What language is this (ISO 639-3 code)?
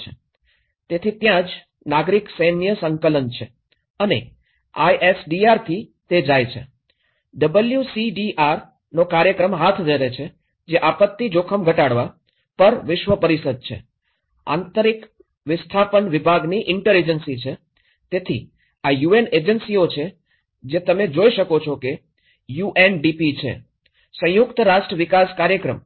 guj